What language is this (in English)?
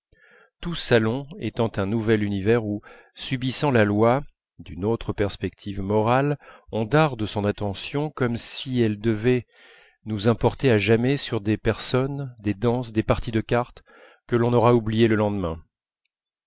French